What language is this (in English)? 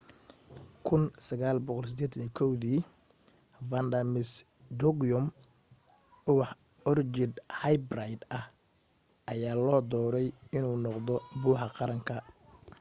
Somali